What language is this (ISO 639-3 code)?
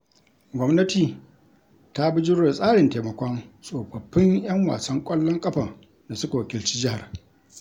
hau